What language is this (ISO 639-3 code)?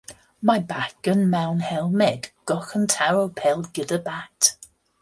cym